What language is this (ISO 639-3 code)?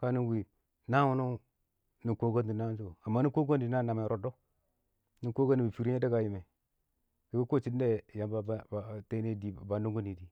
awo